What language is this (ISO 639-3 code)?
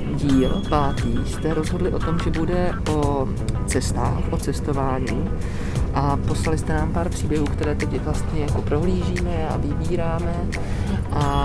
ces